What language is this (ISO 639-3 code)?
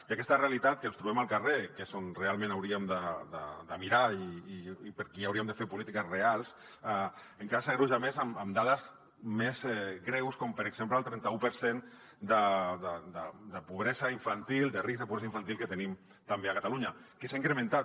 cat